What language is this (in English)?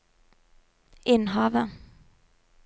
Norwegian